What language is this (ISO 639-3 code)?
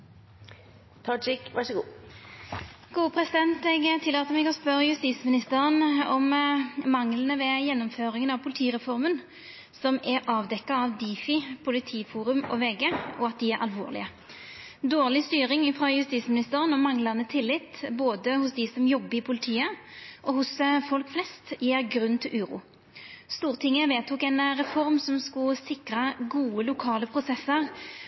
nor